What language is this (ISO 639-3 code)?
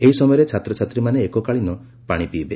ori